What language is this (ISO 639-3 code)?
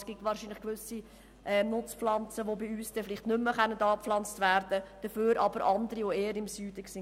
gsw